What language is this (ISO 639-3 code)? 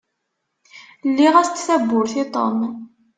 kab